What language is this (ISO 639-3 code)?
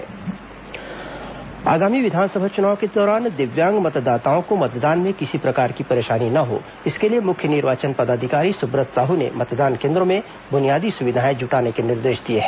hin